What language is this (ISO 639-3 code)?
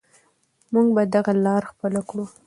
pus